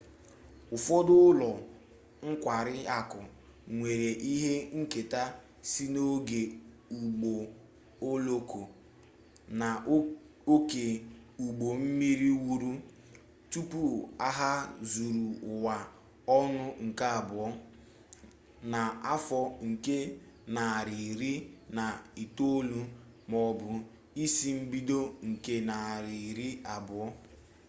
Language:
Igbo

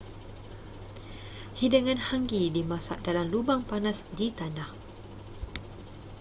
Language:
Malay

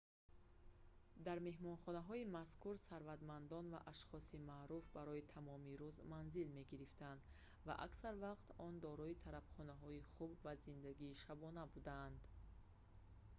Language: Tajik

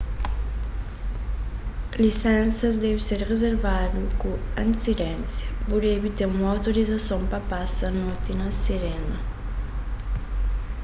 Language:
Kabuverdianu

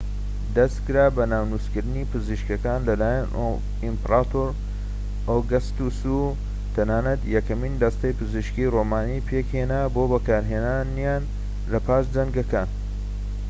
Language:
Central Kurdish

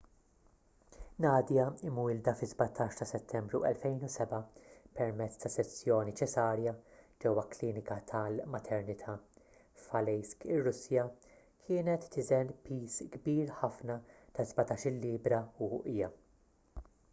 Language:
Maltese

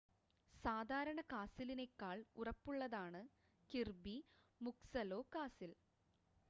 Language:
Malayalam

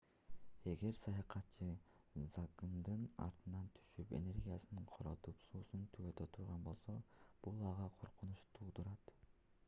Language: Kyrgyz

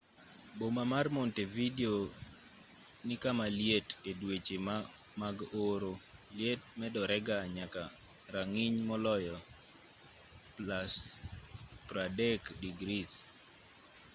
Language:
Luo (Kenya and Tanzania)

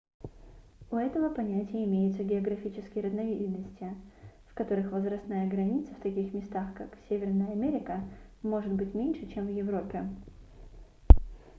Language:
Russian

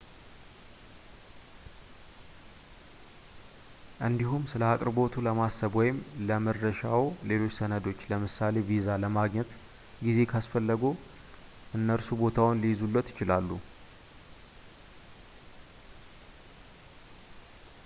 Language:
Amharic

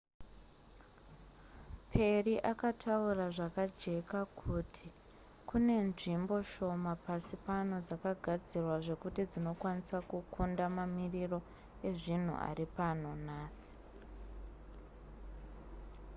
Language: Shona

